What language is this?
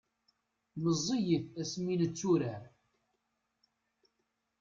Kabyle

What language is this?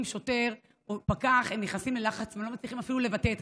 Hebrew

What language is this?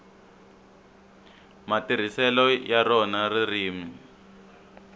Tsonga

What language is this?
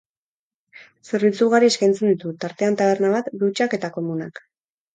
Basque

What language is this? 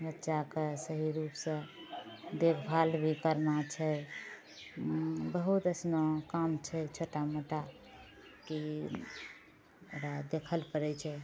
Maithili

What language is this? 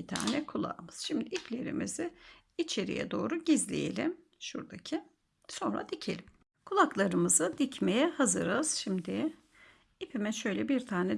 Turkish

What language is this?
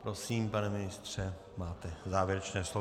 Czech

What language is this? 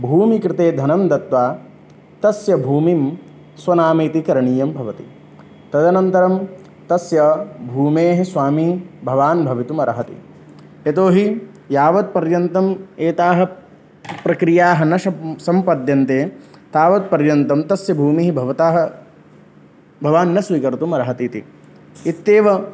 Sanskrit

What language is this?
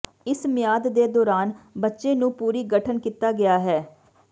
Punjabi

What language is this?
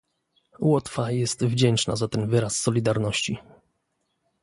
Polish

